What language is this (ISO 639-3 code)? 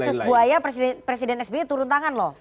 ind